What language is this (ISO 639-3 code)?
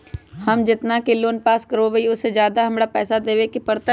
mag